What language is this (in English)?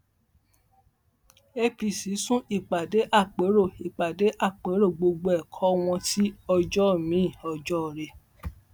Yoruba